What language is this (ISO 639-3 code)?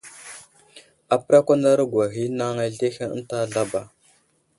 udl